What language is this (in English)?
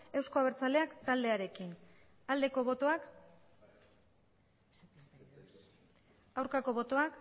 Basque